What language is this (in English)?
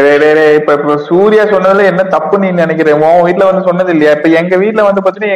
Tamil